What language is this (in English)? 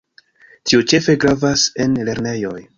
Esperanto